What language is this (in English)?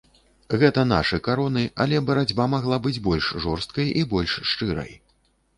Belarusian